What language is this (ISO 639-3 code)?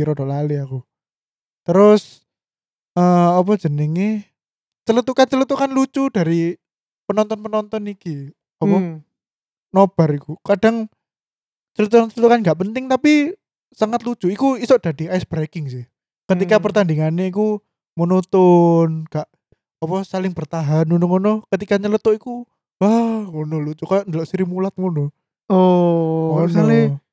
ind